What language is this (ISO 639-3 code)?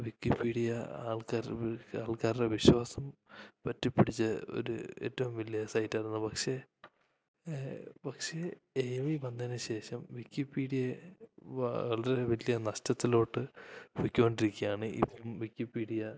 mal